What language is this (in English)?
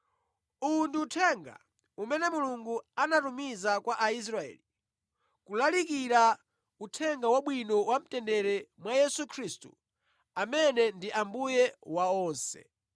Nyanja